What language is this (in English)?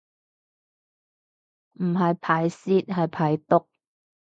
Cantonese